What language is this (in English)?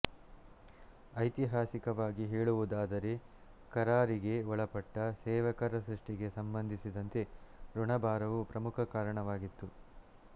Kannada